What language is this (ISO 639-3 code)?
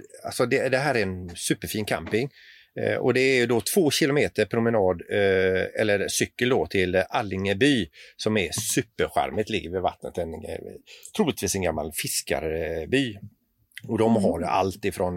swe